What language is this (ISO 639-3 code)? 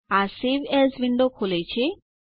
guj